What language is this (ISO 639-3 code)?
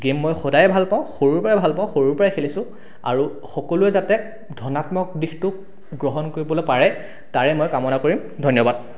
asm